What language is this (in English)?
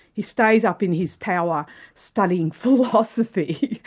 English